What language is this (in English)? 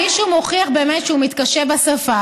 Hebrew